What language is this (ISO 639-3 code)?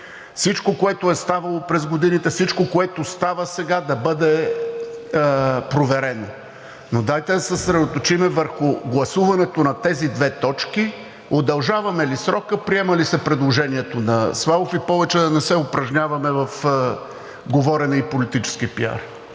bul